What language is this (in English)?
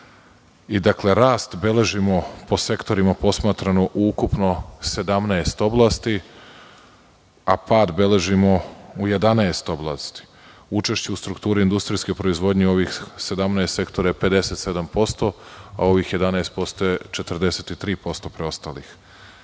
Serbian